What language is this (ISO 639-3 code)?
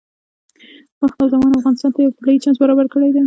pus